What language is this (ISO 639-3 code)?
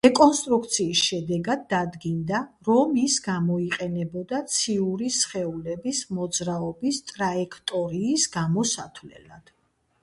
kat